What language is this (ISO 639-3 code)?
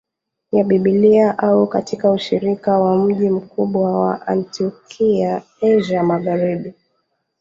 swa